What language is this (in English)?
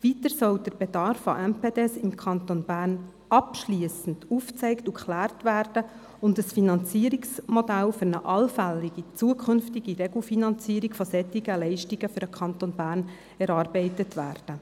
Swiss German